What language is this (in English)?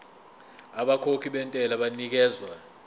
Zulu